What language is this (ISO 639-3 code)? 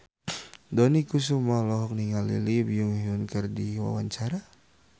sun